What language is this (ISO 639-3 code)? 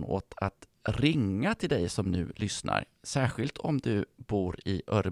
swe